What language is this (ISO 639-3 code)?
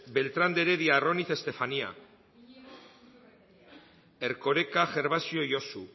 eus